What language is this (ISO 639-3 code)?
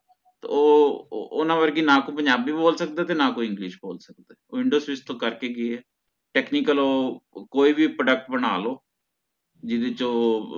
pan